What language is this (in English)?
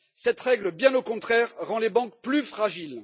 French